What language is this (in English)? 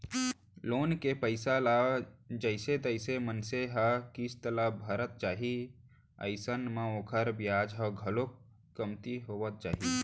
Chhattisgarhi